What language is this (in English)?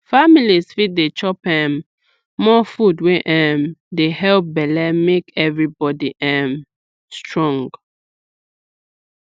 Nigerian Pidgin